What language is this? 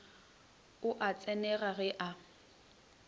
Northern Sotho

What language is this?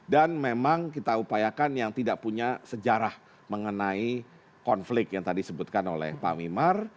Indonesian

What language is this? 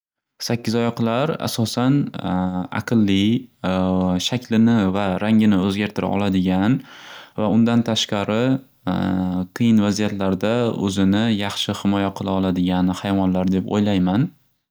Uzbek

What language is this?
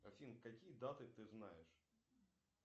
Russian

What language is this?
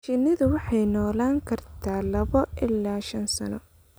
Somali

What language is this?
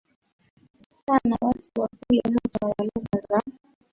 Swahili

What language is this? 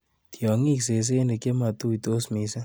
Kalenjin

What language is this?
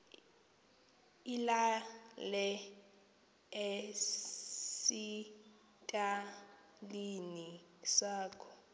Xhosa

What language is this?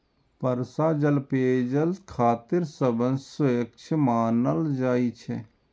Maithili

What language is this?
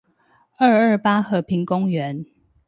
Chinese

